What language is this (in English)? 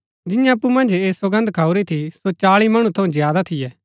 Gaddi